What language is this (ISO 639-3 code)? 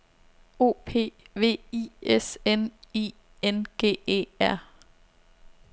dan